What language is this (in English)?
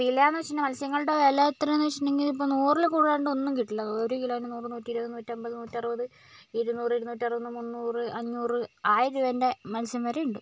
Malayalam